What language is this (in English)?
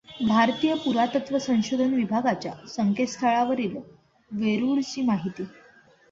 Marathi